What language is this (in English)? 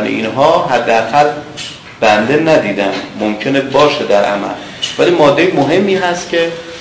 Persian